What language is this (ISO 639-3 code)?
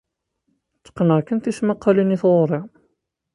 kab